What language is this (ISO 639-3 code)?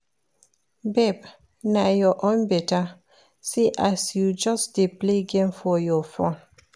pcm